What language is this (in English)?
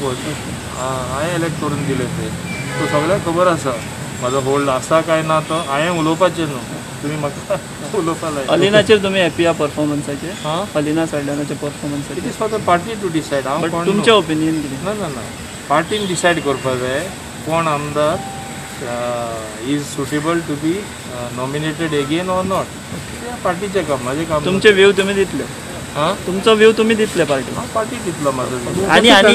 Hindi